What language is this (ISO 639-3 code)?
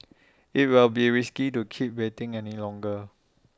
eng